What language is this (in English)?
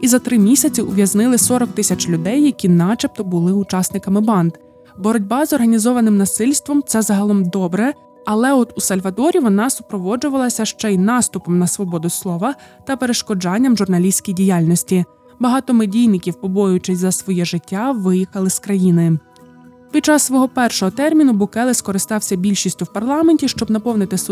Ukrainian